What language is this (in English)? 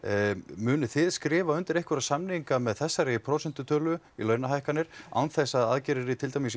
Icelandic